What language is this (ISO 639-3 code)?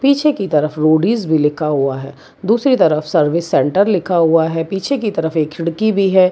hin